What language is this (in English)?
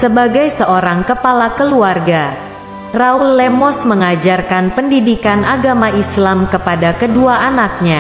Indonesian